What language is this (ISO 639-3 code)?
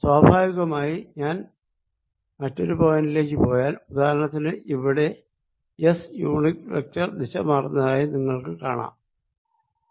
mal